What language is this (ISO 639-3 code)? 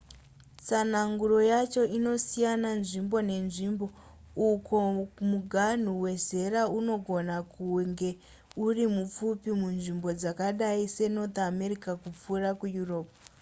sna